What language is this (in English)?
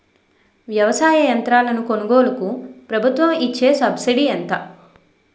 Telugu